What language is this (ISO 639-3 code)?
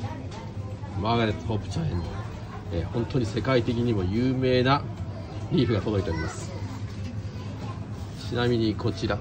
jpn